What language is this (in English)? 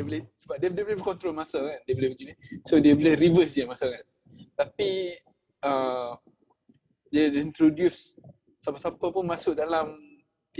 Malay